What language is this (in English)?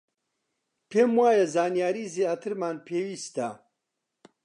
Central Kurdish